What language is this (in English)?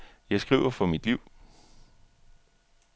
Danish